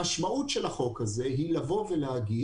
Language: Hebrew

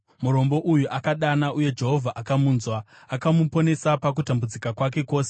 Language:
Shona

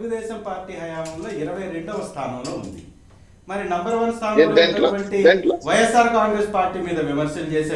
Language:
Telugu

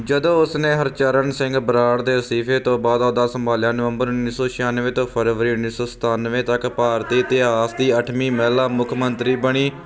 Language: Punjabi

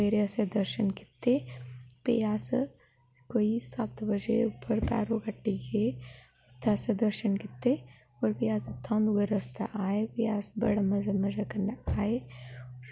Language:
Dogri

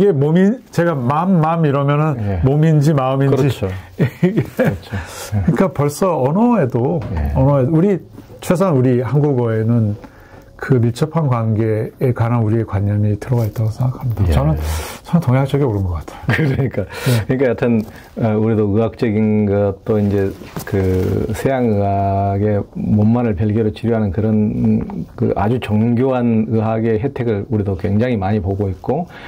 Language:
Korean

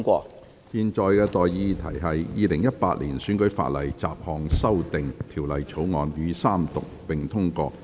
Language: Cantonese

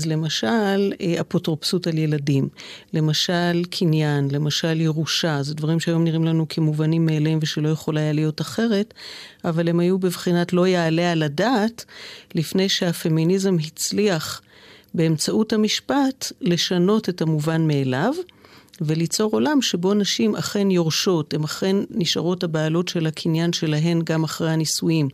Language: Hebrew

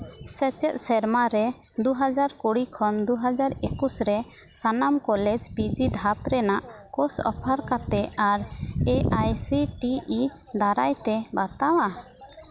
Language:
Santali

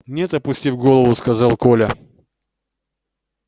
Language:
Russian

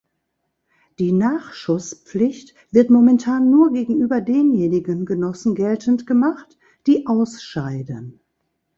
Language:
German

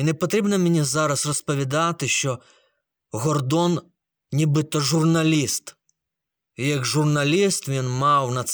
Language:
Ukrainian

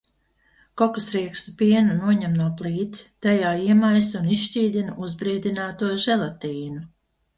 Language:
Latvian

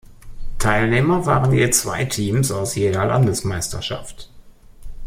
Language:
German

